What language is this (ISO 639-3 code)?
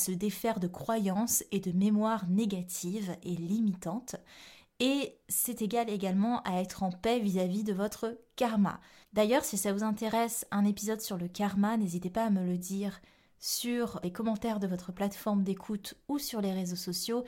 fra